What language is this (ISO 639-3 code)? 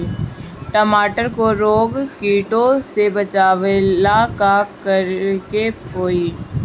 bho